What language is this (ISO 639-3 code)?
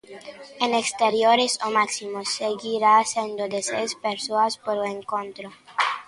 glg